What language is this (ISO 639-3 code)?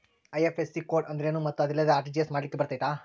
kan